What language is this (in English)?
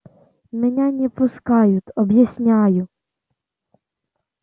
Russian